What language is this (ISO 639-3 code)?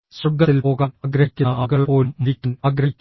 mal